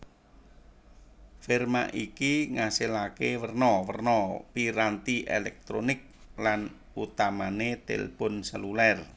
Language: Javanese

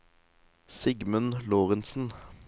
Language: Norwegian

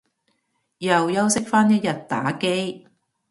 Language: Cantonese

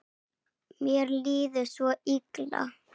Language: Icelandic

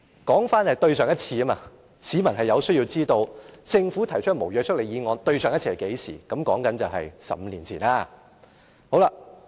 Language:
Cantonese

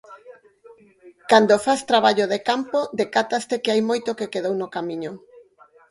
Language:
Galician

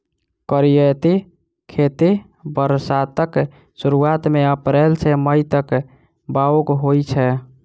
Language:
Maithili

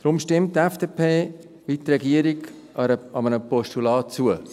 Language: Swiss German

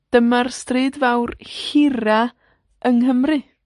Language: Welsh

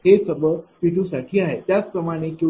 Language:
Marathi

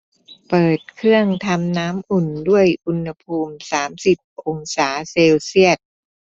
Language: Thai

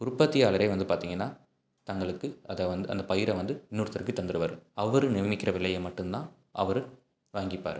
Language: Tamil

